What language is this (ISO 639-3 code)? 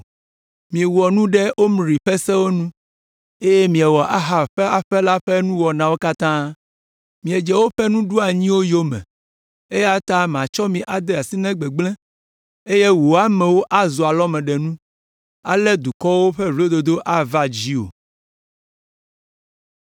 ewe